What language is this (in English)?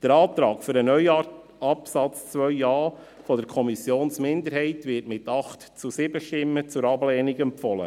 Swiss German